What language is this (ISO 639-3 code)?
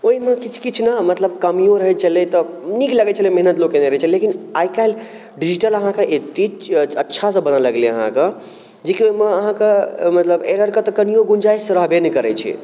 mai